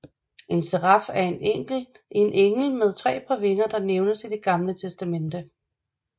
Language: Danish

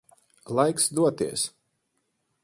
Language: Latvian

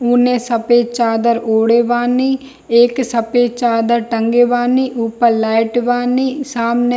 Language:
Hindi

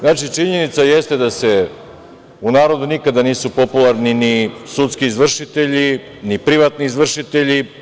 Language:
Serbian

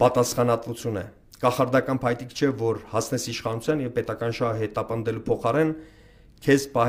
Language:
Romanian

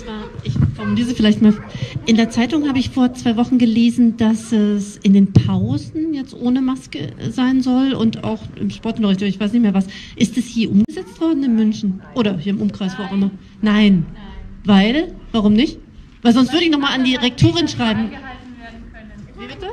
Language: German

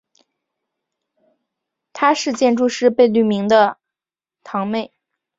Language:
Chinese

